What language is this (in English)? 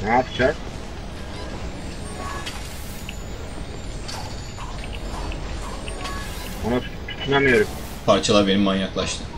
Turkish